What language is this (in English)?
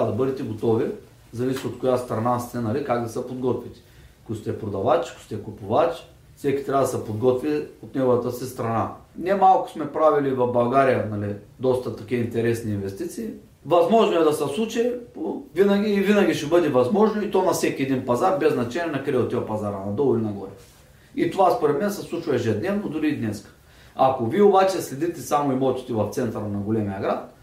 Bulgarian